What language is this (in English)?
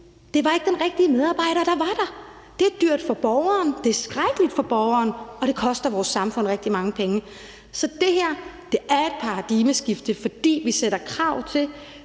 Danish